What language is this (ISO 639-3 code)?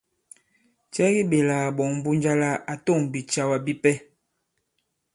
abb